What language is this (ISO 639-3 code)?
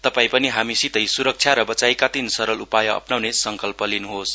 nep